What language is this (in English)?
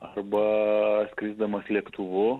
Lithuanian